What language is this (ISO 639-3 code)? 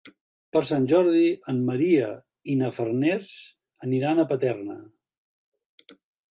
cat